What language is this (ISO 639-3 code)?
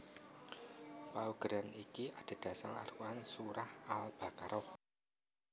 jav